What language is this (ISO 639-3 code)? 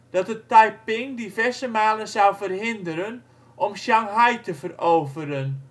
nld